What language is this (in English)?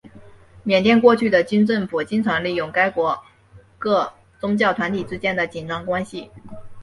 Chinese